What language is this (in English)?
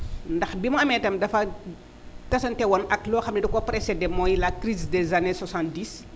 Wolof